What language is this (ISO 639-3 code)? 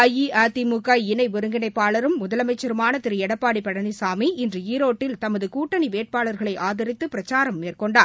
tam